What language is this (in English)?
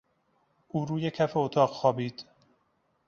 Persian